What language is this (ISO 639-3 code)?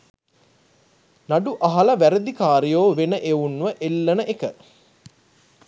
sin